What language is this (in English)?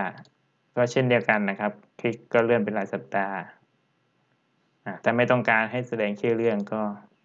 Thai